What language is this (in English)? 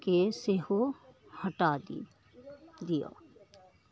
Maithili